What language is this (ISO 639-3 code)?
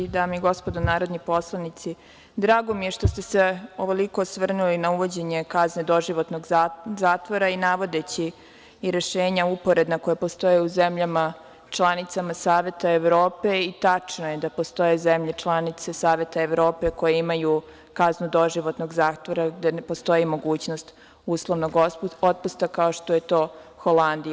srp